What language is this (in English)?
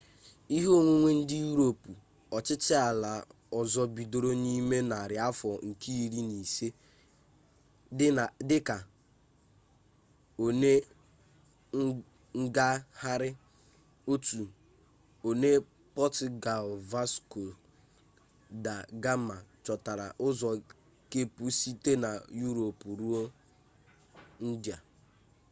Igbo